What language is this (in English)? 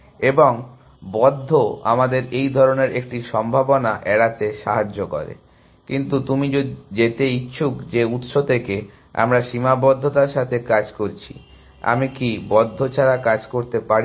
Bangla